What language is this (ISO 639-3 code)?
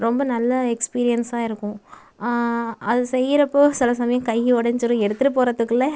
tam